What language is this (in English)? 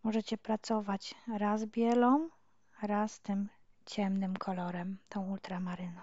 Polish